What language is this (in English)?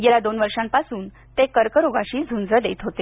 Marathi